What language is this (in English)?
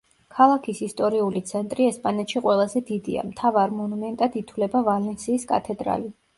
Georgian